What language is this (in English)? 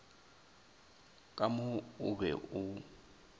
Northern Sotho